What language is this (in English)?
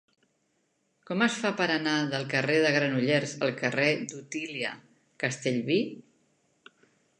Catalan